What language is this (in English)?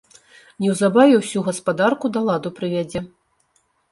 Belarusian